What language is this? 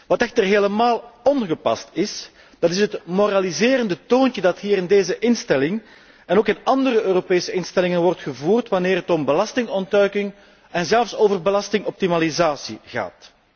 Dutch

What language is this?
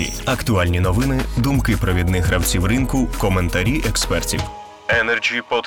Ukrainian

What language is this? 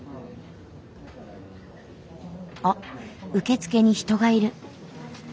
Japanese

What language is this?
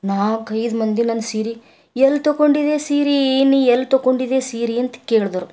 Kannada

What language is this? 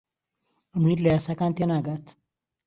Central Kurdish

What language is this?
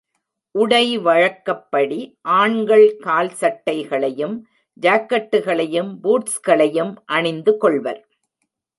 Tamil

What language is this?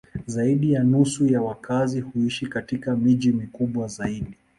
Swahili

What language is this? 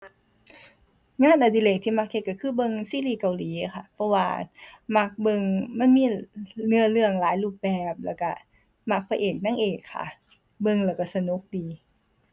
Thai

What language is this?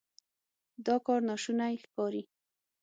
Pashto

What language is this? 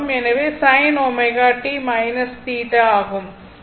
Tamil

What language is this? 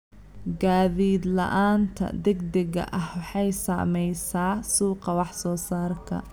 Somali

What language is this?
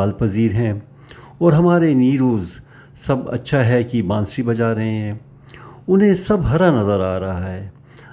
Urdu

